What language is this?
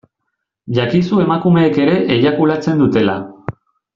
Basque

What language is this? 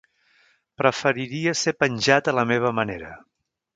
Catalan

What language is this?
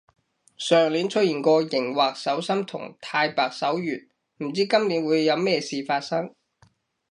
Cantonese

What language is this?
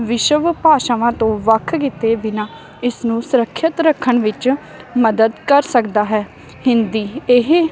Punjabi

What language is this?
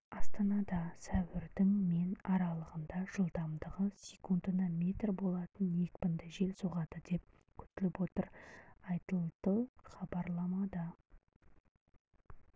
Kazakh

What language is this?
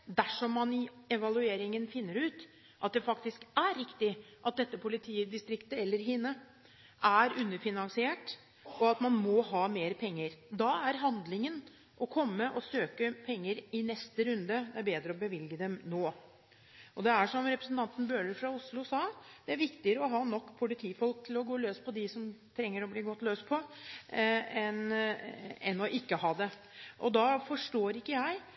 Norwegian Bokmål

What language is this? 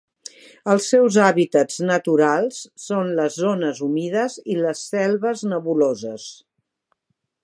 Catalan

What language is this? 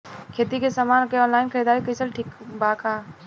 Bhojpuri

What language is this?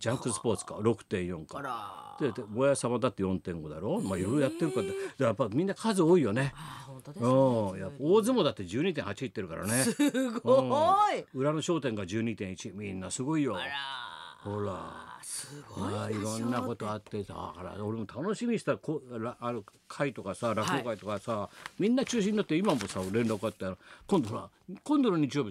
Japanese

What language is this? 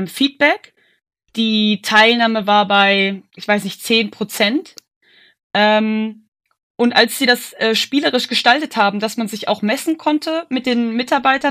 German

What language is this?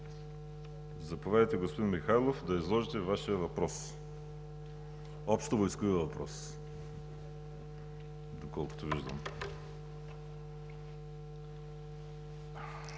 Bulgarian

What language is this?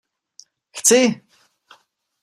Czech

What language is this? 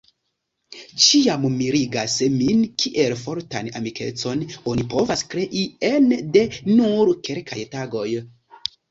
Esperanto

